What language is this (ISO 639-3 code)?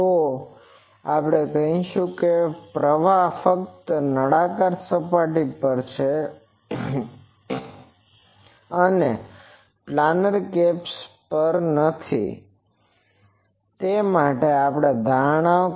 guj